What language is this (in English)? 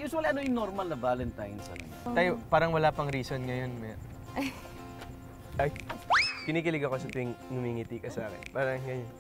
Filipino